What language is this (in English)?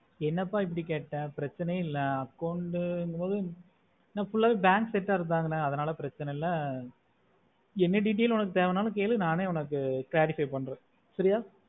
Tamil